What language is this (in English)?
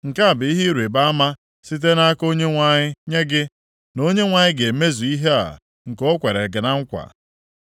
Igbo